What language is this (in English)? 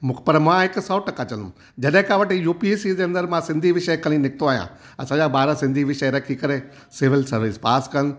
Sindhi